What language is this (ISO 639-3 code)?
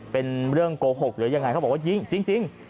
tha